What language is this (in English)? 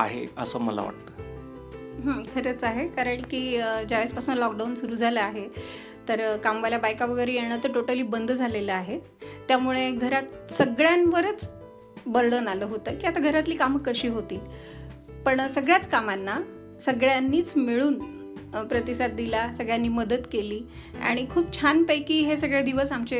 Marathi